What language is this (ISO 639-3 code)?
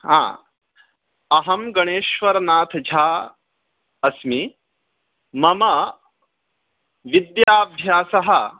san